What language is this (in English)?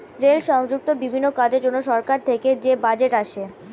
Bangla